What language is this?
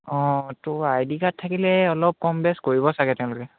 Assamese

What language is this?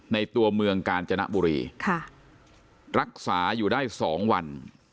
Thai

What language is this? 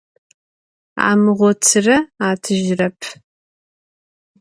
Adyghe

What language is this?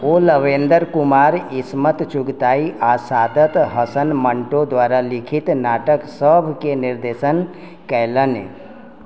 Maithili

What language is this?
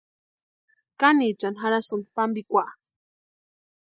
Western Highland Purepecha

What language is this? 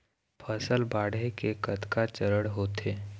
Chhattisgarhi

